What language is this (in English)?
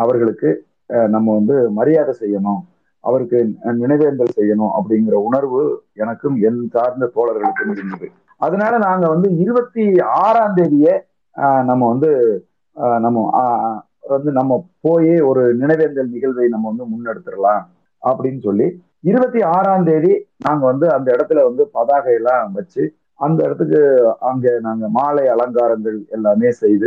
Tamil